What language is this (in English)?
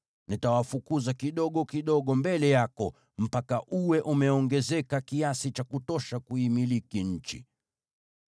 Swahili